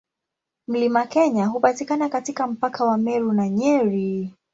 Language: Swahili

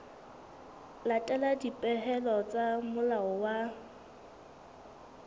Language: Southern Sotho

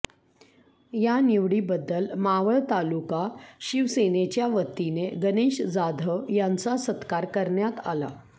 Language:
Marathi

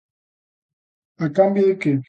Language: Galician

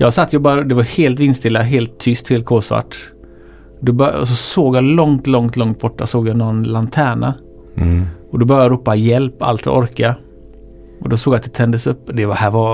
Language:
Swedish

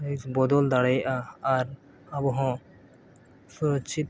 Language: Santali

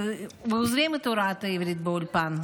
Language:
Hebrew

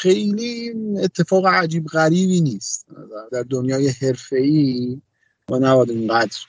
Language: Persian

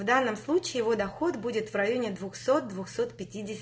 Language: Russian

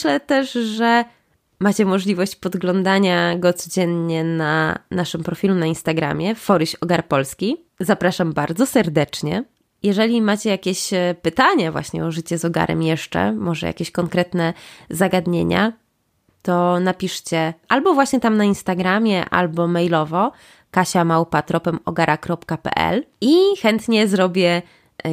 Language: Polish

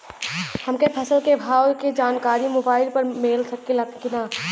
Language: Bhojpuri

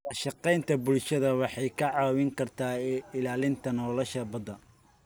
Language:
Somali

